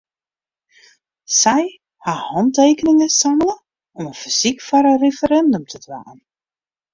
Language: Western Frisian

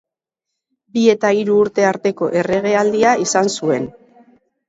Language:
Basque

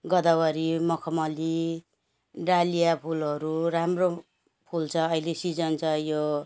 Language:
Nepali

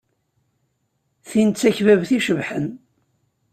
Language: Kabyle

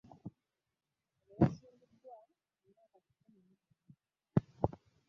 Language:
Ganda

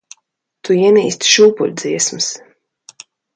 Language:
Latvian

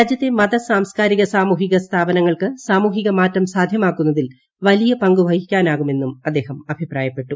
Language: Malayalam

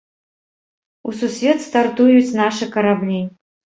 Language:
Belarusian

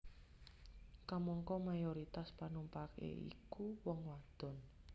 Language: Javanese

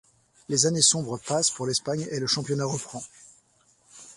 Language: French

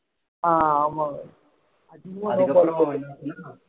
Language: Tamil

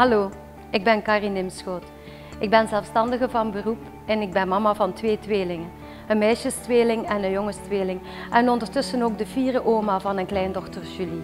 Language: Dutch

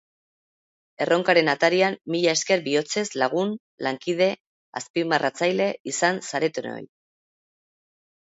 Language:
Basque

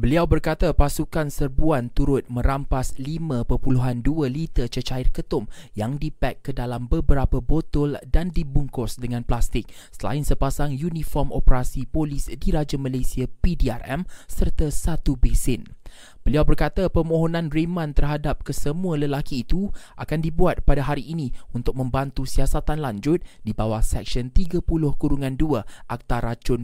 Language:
Malay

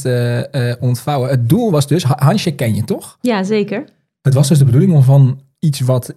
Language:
Dutch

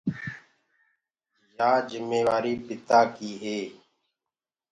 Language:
Gurgula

